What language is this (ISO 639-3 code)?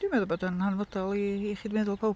cym